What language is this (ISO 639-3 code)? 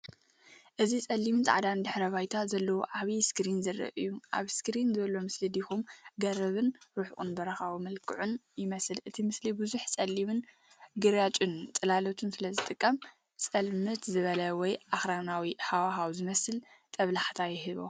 tir